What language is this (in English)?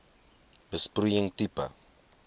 Afrikaans